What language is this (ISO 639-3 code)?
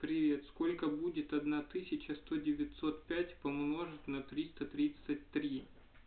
rus